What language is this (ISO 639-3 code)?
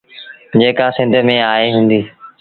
sbn